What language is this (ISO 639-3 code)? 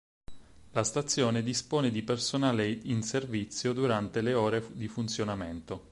ita